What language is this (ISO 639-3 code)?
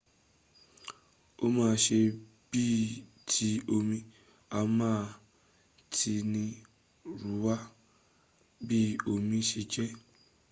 yor